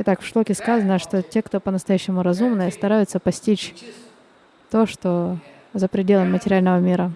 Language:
Russian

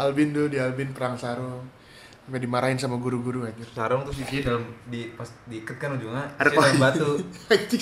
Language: Indonesian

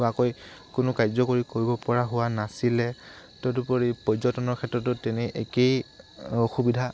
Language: Assamese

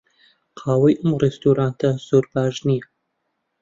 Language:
Central Kurdish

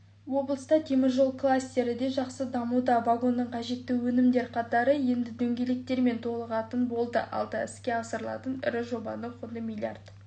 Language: Kazakh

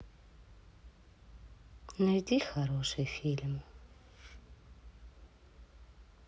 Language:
Russian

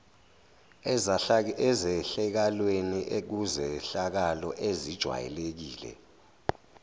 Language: Zulu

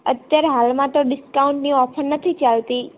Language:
Gujarati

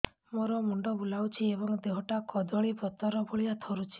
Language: Odia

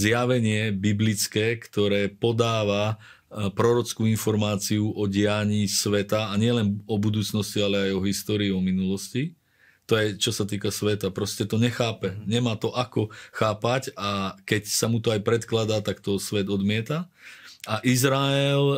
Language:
Slovak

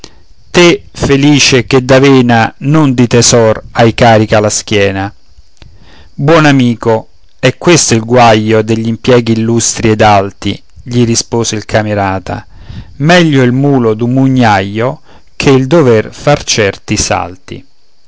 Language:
Italian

